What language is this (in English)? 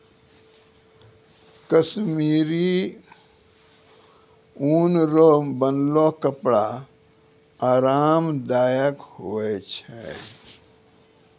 Maithili